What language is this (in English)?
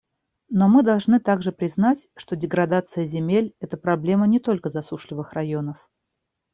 Russian